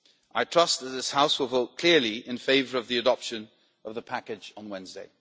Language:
English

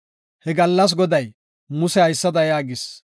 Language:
Gofa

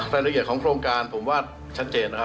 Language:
Thai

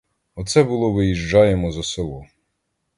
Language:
Ukrainian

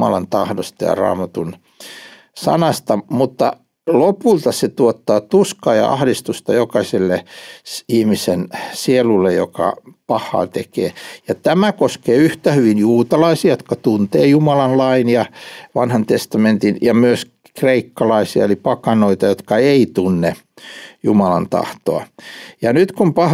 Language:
Finnish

